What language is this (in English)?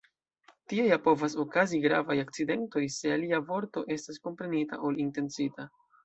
Esperanto